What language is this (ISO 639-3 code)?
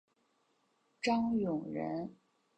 zho